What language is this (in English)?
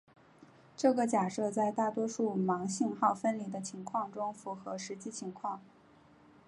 Chinese